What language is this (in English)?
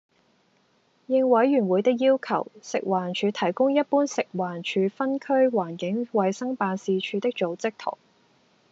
Cantonese